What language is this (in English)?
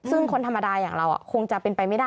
Thai